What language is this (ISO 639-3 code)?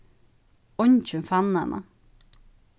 fao